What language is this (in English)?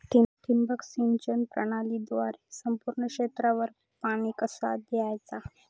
Marathi